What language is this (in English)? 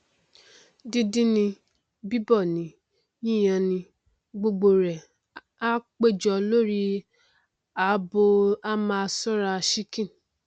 Yoruba